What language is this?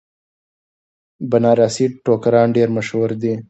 Pashto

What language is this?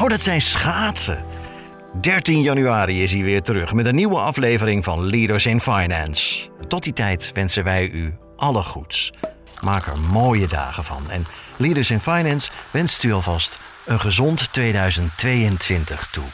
Dutch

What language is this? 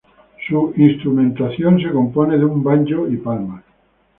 Spanish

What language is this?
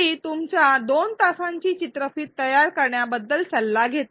Marathi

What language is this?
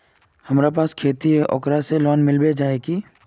Magahi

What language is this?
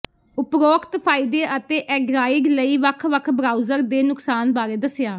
Punjabi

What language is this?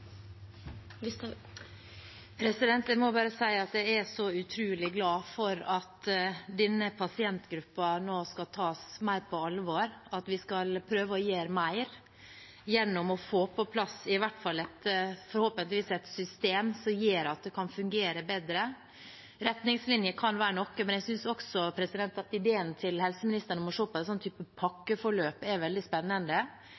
Norwegian Bokmål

